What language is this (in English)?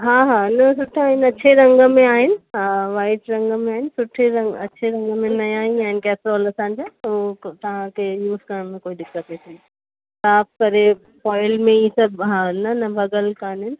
Sindhi